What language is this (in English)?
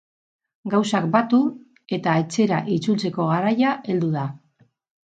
Basque